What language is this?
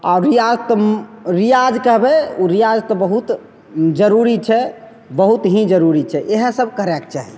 Maithili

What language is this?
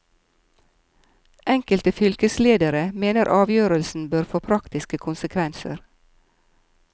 Norwegian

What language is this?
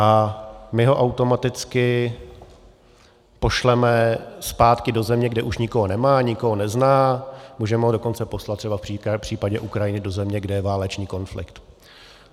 Czech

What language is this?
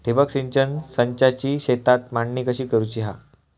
Marathi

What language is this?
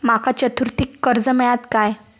Marathi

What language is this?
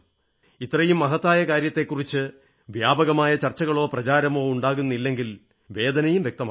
Malayalam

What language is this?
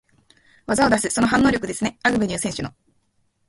Japanese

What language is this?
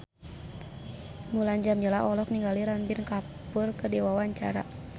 Sundanese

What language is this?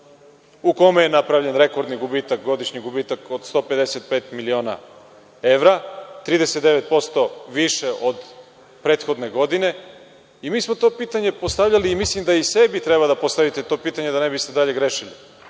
Serbian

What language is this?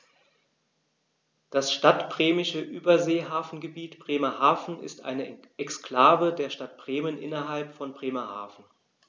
German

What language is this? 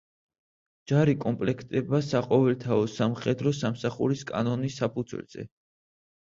Georgian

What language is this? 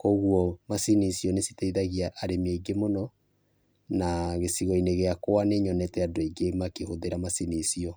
Kikuyu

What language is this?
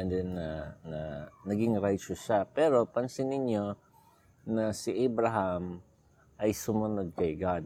Filipino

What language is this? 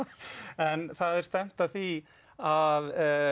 Icelandic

